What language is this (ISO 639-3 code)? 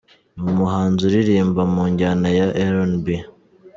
kin